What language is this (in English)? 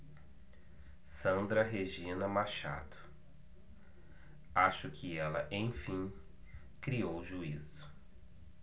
Portuguese